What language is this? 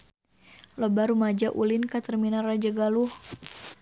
Sundanese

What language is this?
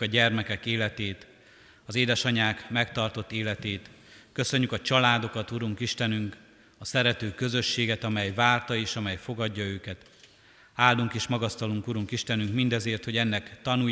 Hungarian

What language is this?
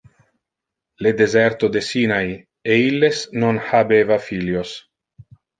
Interlingua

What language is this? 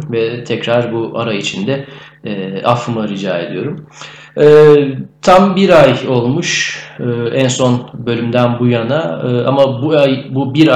Turkish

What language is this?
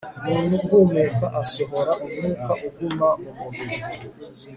Kinyarwanda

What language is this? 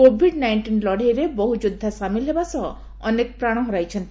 Odia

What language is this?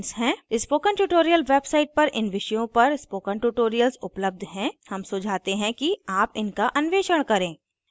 Hindi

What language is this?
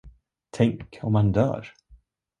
Swedish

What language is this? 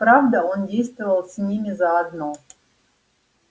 Russian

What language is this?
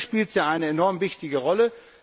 German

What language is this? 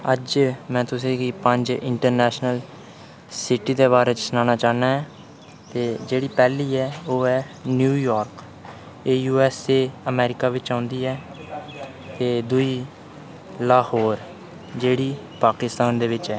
Dogri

